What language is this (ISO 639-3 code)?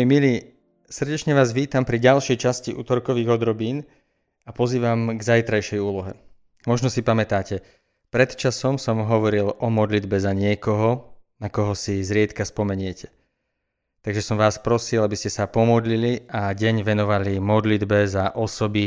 slk